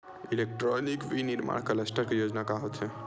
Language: Chhattisgarhi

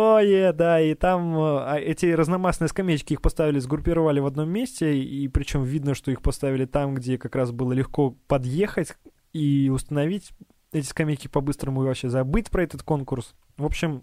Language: Russian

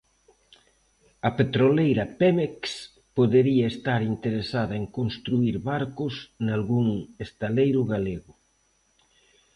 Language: Galician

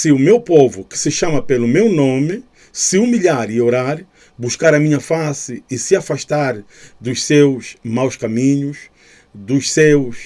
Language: Portuguese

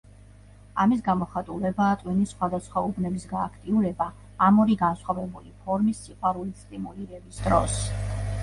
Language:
Georgian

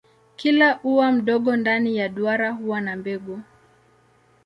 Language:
Swahili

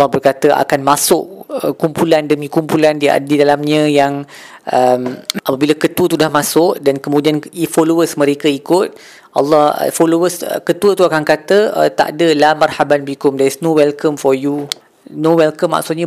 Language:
Malay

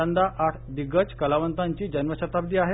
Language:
Marathi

